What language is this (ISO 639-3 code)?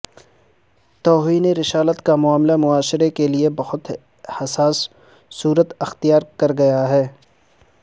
urd